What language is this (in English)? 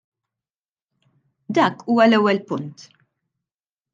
Maltese